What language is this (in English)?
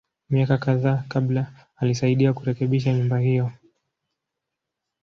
Swahili